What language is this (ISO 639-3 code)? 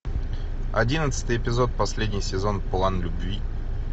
rus